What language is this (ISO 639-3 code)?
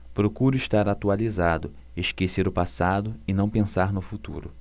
por